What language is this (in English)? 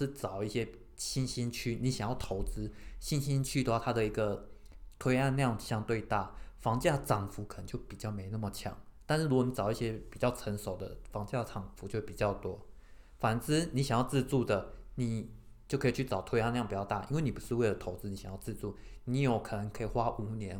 Chinese